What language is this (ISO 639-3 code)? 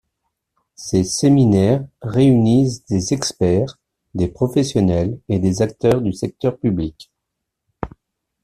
fra